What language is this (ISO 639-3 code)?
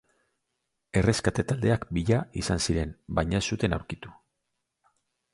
eus